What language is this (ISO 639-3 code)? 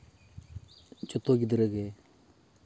sat